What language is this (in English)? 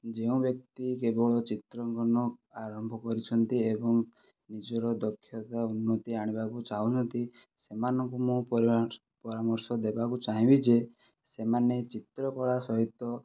Odia